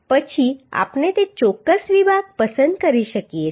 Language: Gujarati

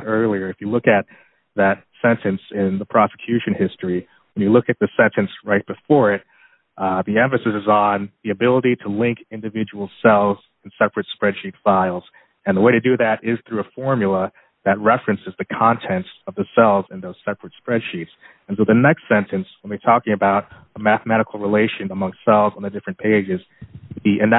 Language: English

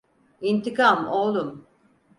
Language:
Turkish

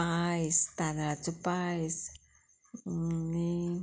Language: Konkani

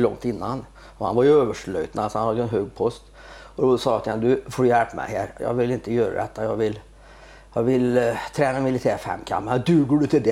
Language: Swedish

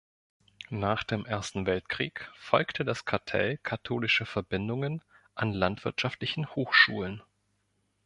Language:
German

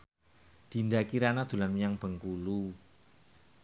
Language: Javanese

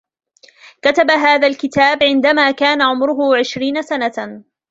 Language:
Arabic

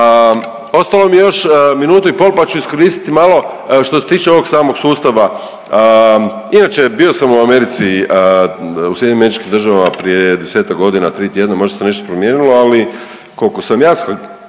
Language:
Croatian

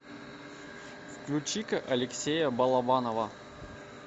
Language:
Russian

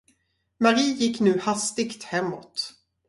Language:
Swedish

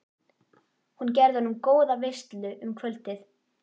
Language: Icelandic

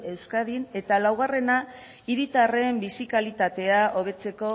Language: Basque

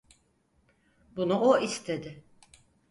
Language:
Turkish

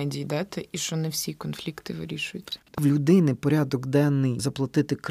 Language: Ukrainian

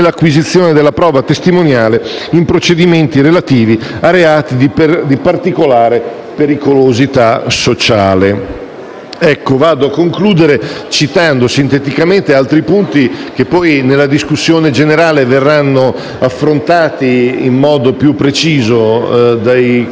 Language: Italian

